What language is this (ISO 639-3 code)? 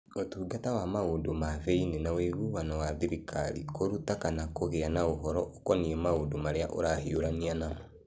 kik